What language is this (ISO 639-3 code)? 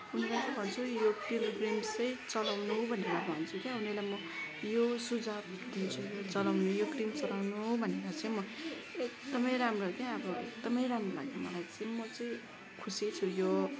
nep